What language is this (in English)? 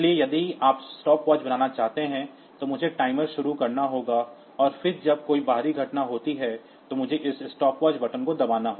Hindi